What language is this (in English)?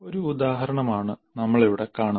Malayalam